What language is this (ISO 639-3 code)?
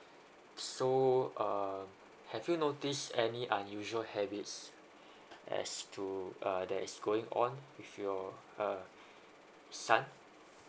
eng